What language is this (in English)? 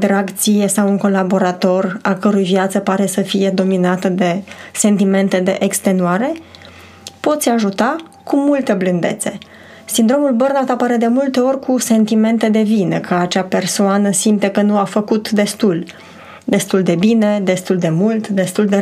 Romanian